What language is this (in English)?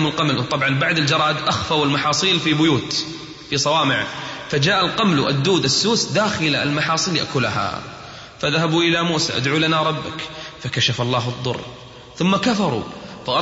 Arabic